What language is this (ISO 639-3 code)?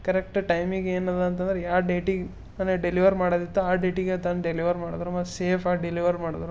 kan